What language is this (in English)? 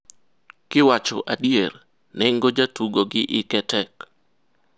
Luo (Kenya and Tanzania)